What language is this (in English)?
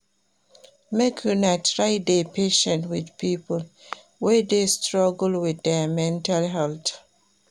Nigerian Pidgin